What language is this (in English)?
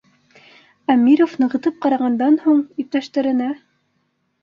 Bashkir